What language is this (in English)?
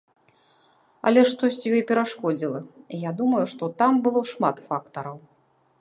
Belarusian